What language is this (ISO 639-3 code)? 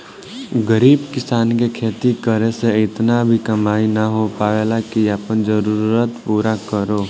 bho